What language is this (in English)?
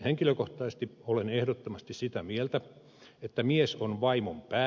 Finnish